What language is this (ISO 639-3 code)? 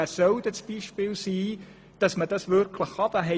gsw